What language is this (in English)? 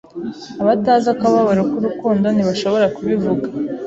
Kinyarwanda